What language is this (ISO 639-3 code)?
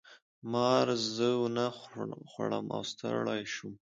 pus